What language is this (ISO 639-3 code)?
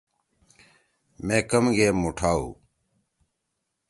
trw